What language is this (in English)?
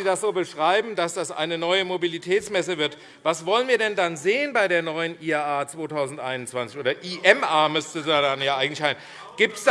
German